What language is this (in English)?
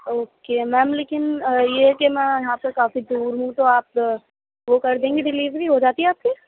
Urdu